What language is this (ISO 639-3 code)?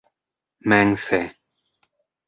epo